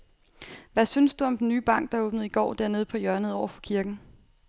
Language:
Danish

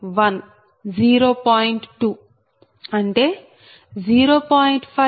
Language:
Telugu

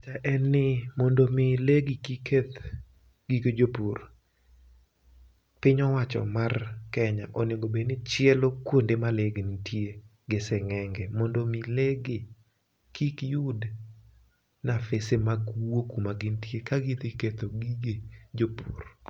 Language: Luo (Kenya and Tanzania)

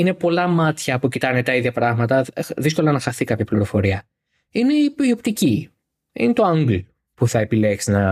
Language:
Greek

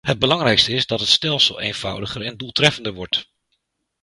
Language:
Dutch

